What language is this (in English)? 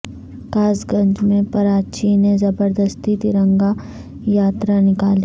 Urdu